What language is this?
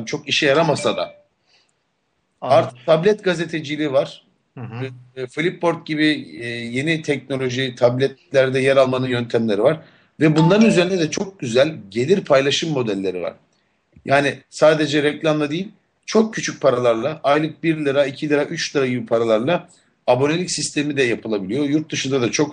Turkish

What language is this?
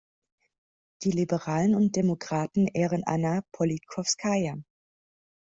German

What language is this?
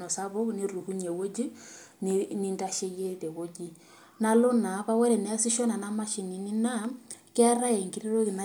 Masai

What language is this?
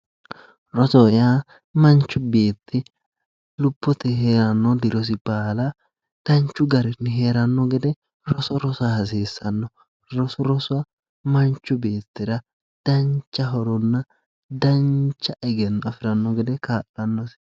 Sidamo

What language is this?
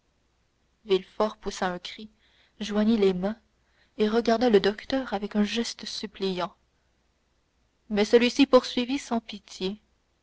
French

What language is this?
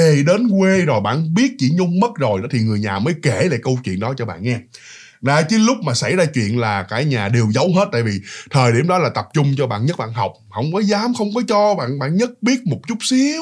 Vietnamese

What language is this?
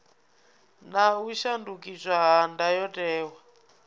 Venda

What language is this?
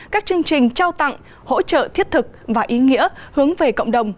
Vietnamese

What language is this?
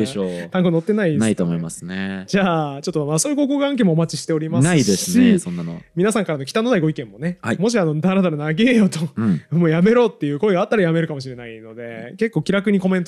Japanese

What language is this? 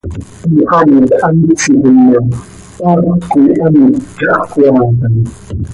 Seri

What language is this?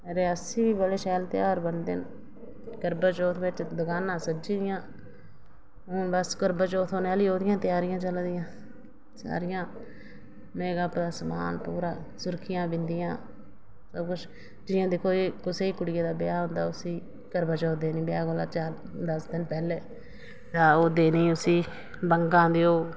Dogri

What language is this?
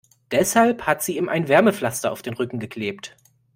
German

